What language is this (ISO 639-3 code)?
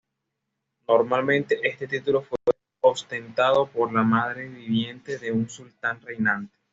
spa